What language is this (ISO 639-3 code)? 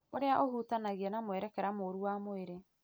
kik